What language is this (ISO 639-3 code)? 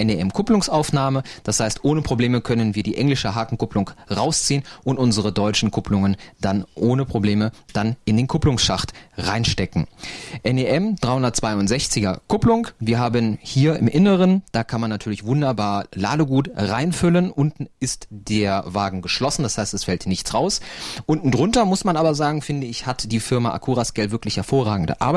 deu